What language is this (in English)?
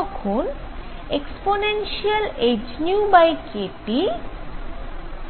Bangla